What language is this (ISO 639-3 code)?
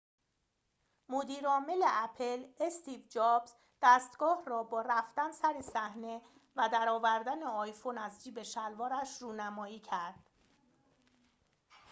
fas